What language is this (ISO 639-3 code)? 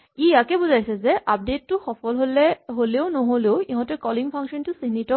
asm